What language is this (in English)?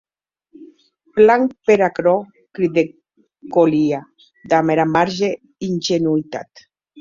Occitan